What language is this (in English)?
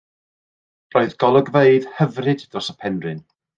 Welsh